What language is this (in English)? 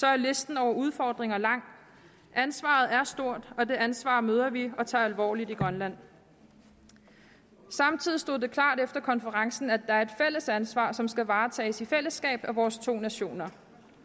Danish